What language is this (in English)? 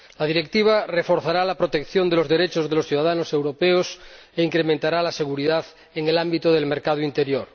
Spanish